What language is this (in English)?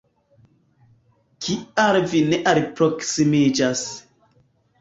Esperanto